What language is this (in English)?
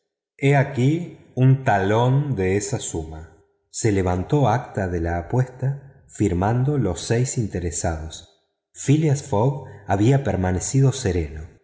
Spanish